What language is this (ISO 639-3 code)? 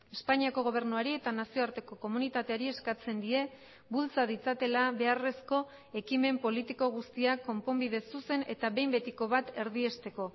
eus